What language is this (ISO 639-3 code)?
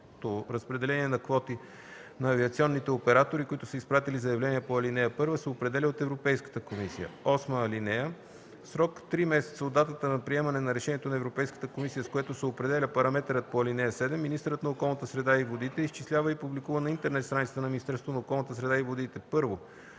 bul